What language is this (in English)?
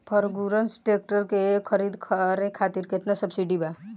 Bhojpuri